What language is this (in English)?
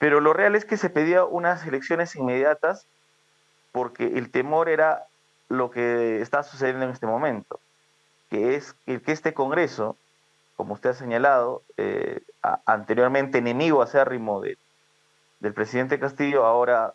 Spanish